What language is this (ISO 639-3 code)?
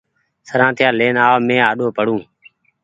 gig